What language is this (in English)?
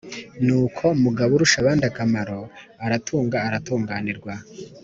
Kinyarwanda